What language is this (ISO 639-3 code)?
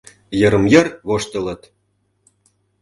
chm